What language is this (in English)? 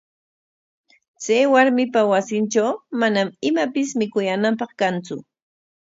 Corongo Ancash Quechua